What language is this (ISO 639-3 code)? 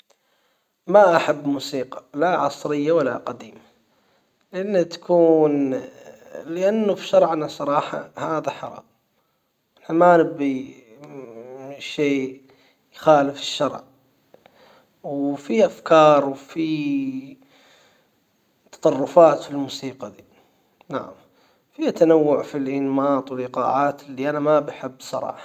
acw